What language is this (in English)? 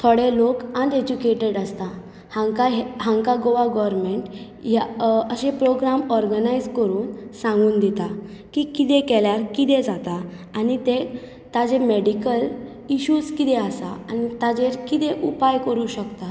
Konkani